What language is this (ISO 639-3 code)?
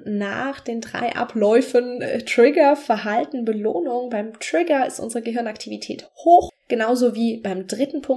deu